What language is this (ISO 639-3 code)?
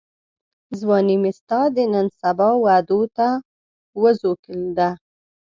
pus